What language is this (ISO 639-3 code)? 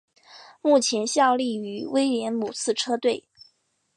zho